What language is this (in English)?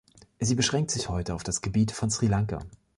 German